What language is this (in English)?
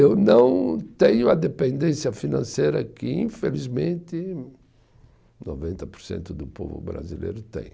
Portuguese